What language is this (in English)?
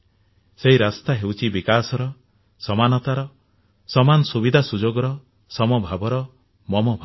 Odia